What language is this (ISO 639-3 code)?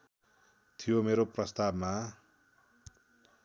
nep